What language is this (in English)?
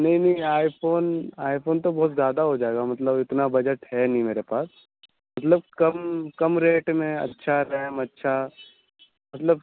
Urdu